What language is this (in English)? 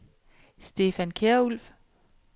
Danish